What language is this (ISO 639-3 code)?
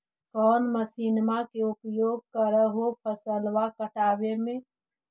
mag